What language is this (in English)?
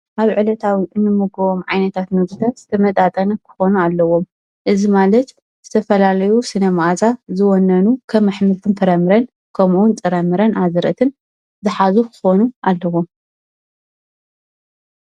Tigrinya